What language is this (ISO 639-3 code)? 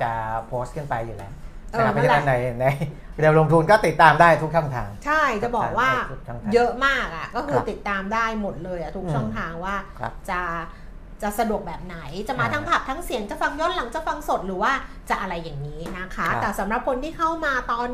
tha